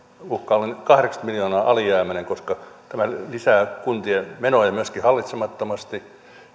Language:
Finnish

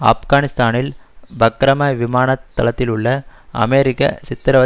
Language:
Tamil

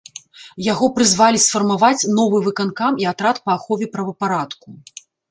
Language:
Belarusian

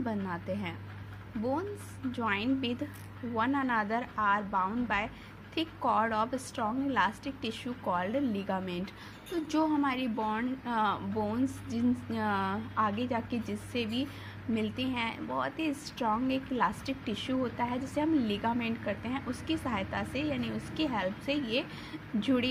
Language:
Hindi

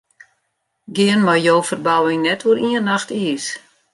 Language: Western Frisian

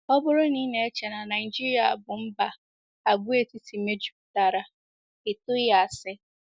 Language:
Igbo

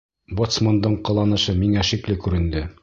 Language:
Bashkir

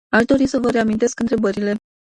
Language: Romanian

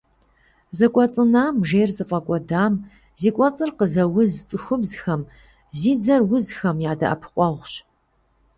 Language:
Kabardian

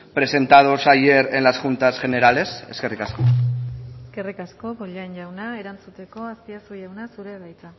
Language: Basque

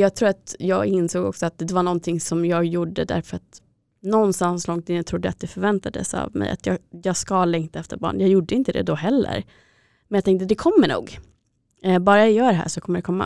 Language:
Swedish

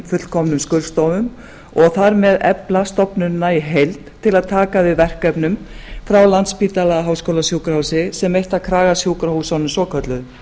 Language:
Icelandic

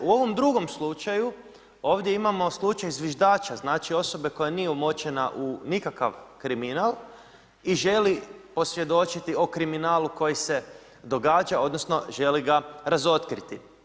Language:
Croatian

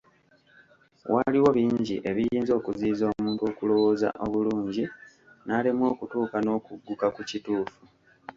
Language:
Ganda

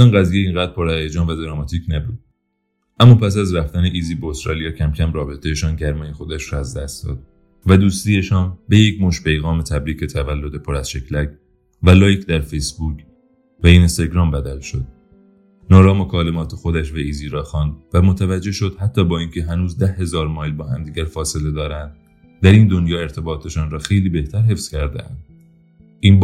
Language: Persian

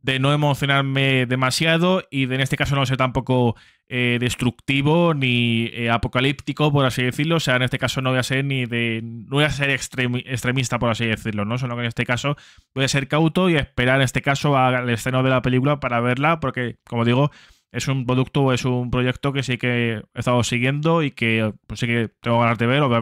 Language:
Spanish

